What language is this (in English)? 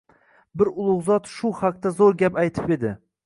Uzbek